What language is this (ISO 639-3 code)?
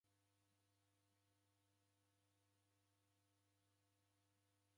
dav